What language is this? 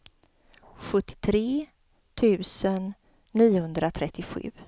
Swedish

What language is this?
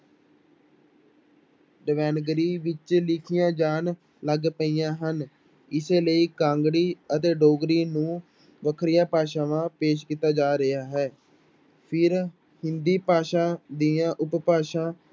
Punjabi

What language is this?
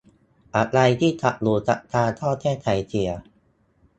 Thai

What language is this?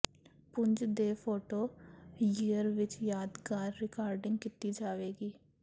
Punjabi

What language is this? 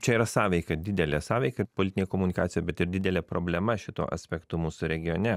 Lithuanian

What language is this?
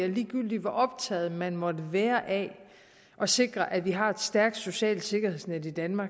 Danish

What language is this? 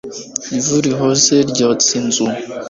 Kinyarwanda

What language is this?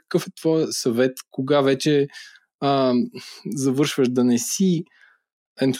Bulgarian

